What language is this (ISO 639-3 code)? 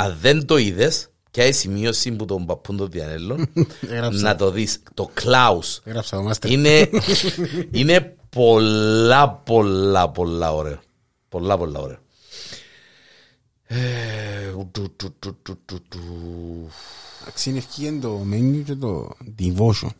ell